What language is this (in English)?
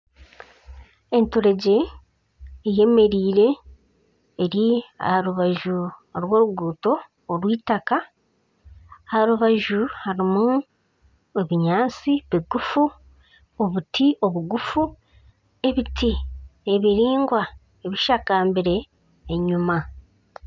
Nyankole